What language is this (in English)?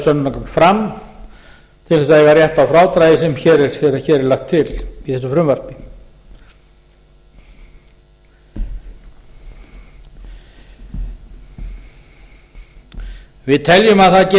Icelandic